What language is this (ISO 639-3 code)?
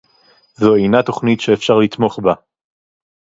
heb